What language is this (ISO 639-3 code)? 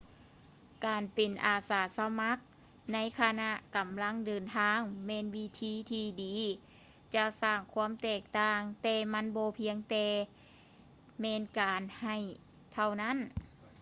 lao